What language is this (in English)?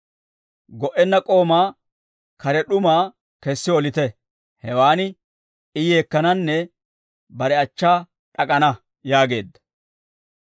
Dawro